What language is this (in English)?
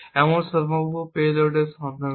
Bangla